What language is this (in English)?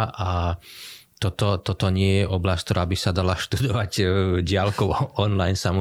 Slovak